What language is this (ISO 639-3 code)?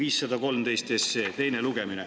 est